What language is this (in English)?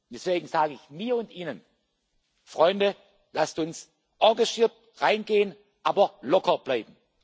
German